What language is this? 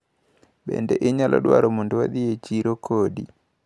Luo (Kenya and Tanzania)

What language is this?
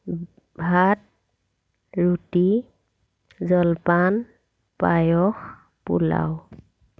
Assamese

